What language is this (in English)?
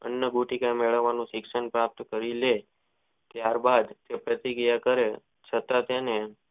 Gujarati